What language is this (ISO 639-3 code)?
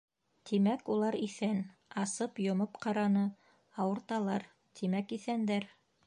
bak